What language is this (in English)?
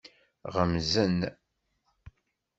Kabyle